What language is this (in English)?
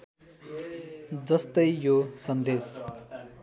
Nepali